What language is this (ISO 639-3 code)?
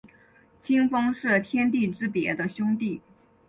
zho